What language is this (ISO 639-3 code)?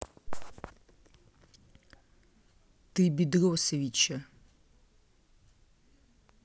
rus